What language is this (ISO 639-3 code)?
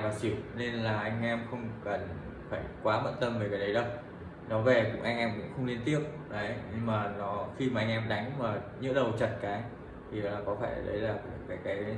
vie